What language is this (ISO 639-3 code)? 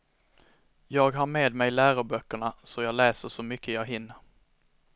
swe